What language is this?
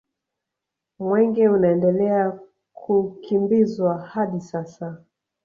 Swahili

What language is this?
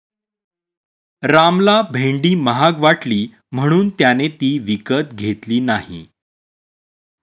Marathi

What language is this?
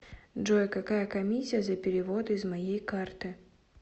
Russian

